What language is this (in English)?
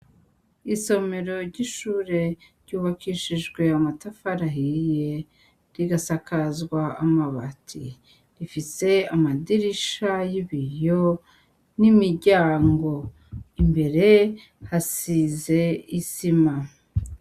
Rundi